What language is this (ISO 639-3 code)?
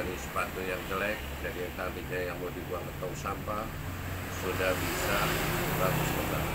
ind